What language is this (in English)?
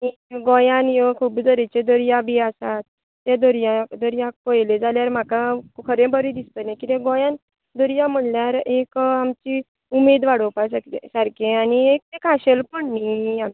Konkani